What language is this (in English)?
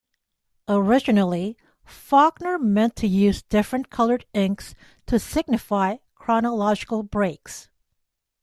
English